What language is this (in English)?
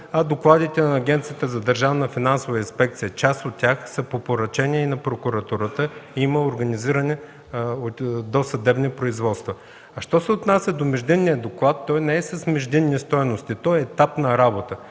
Bulgarian